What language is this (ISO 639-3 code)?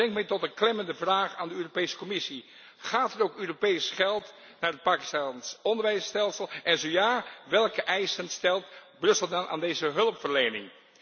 nld